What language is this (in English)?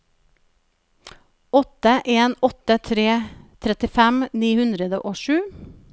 Norwegian